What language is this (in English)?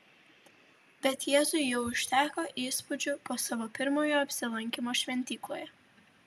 Lithuanian